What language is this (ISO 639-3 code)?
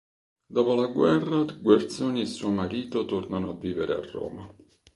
ita